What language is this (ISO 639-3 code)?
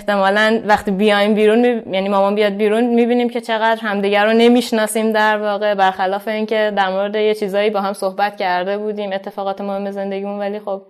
fas